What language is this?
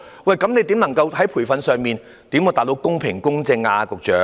Cantonese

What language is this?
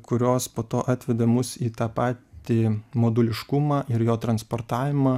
Lithuanian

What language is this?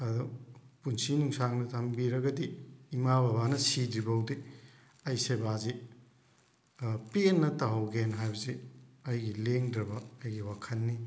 Manipuri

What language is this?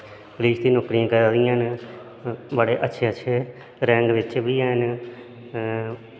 Dogri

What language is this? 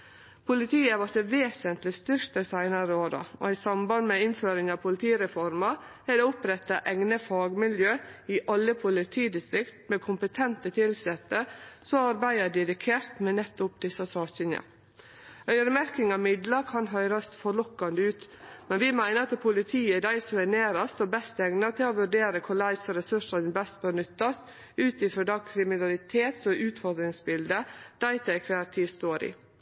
Norwegian Nynorsk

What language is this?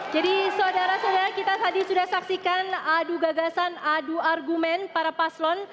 Indonesian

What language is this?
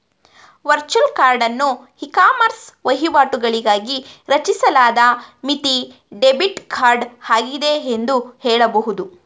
Kannada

